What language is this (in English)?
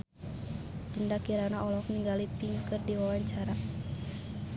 Sundanese